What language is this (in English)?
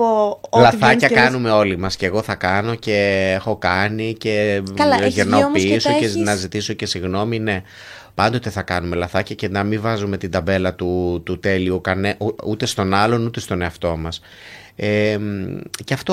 Greek